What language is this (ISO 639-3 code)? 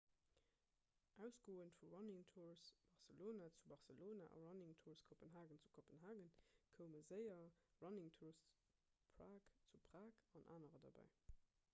ltz